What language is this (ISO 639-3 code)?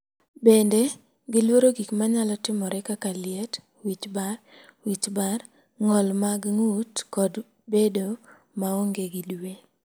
luo